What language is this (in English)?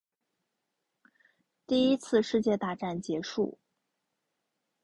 Chinese